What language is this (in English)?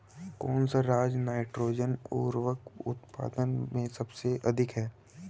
Hindi